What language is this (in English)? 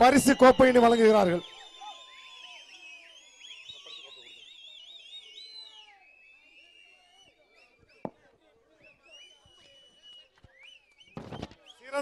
Arabic